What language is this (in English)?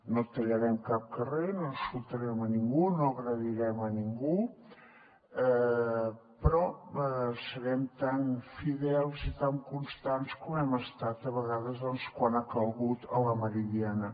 Catalan